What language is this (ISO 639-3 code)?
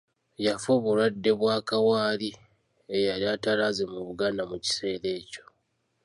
lug